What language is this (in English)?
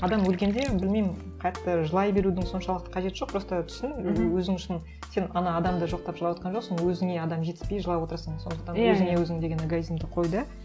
Kazakh